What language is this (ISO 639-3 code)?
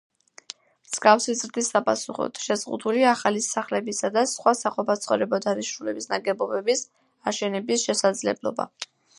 kat